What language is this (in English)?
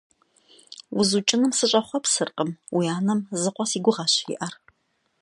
Kabardian